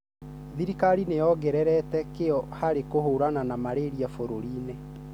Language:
Kikuyu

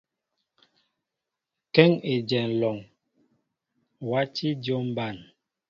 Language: Mbo (Cameroon)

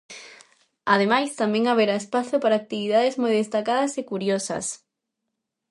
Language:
Galician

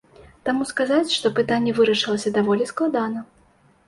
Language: Belarusian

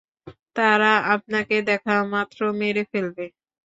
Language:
Bangla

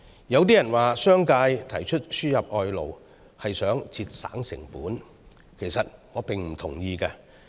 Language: Cantonese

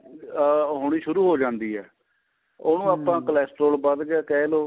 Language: Punjabi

